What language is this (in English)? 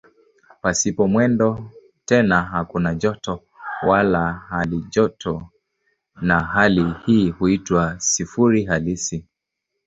Swahili